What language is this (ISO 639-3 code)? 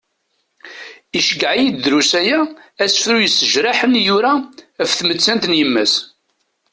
kab